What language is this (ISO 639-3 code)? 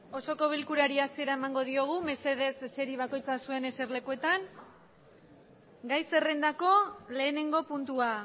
eus